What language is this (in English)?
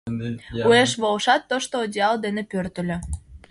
Mari